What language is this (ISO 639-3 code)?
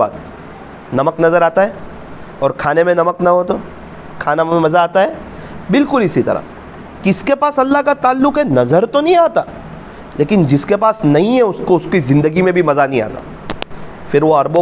hin